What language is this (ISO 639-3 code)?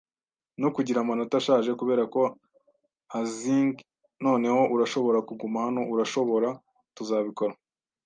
kin